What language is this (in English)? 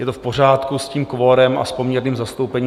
Czech